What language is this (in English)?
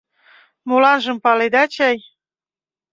Mari